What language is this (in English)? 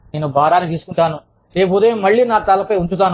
Telugu